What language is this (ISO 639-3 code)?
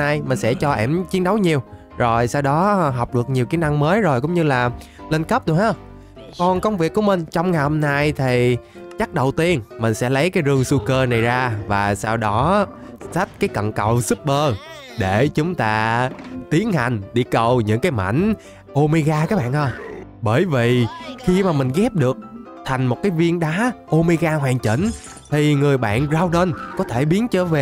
vie